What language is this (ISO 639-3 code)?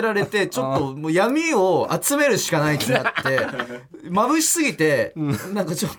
jpn